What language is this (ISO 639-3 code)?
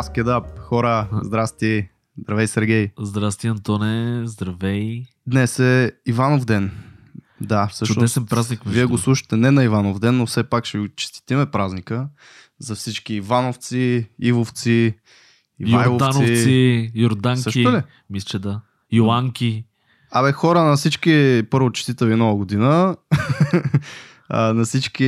bul